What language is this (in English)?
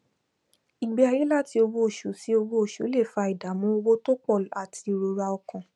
Yoruba